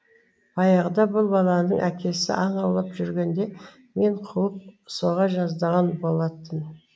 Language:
Kazakh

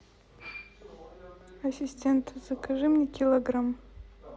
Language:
Russian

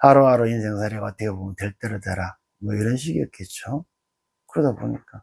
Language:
Korean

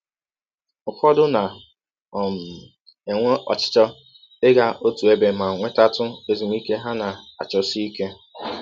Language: Igbo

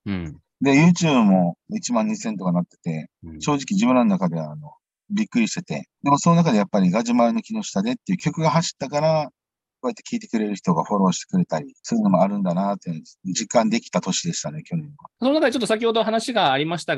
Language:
Japanese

